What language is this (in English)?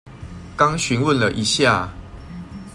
Chinese